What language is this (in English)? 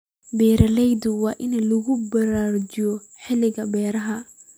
Somali